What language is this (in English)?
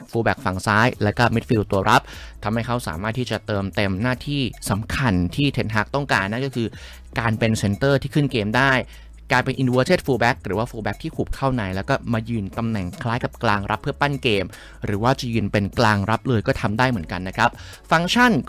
Thai